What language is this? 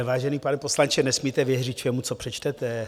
Czech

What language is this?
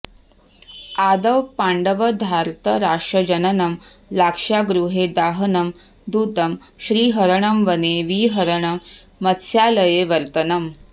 Sanskrit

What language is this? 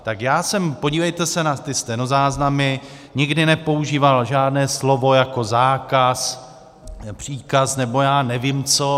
Czech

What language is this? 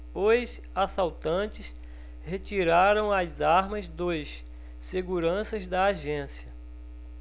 Portuguese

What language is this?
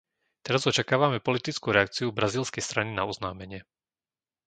Slovak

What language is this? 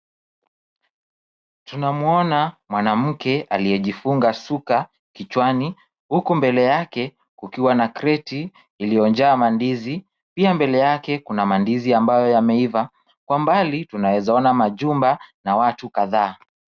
Swahili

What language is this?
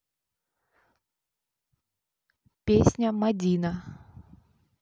Russian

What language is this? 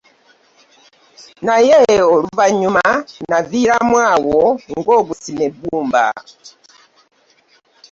Ganda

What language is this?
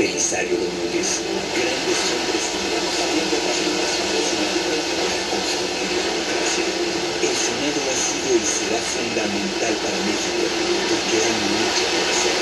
Spanish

